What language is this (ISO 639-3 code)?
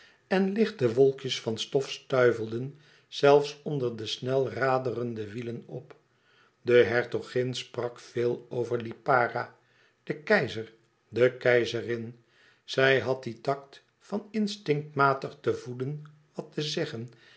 nld